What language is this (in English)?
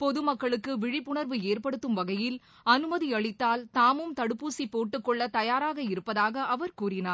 Tamil